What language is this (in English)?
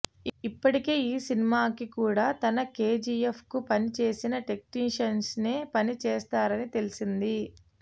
Telugu